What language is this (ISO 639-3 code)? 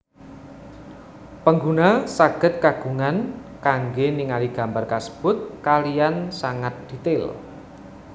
jav